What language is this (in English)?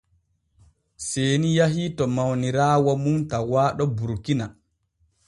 Borgu Fulfulde